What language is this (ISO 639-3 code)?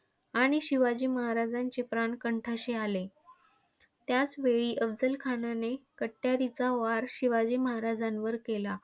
mar